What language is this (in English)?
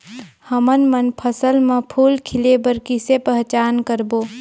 Chhattisgarhi